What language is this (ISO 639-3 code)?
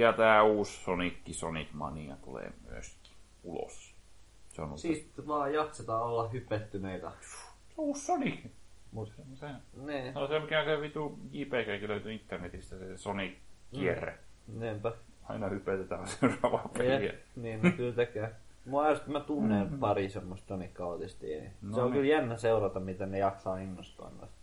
fin